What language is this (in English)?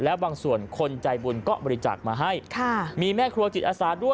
Thai